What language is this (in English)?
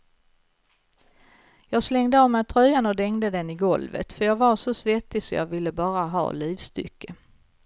Swedish